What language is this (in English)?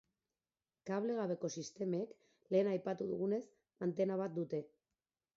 Basque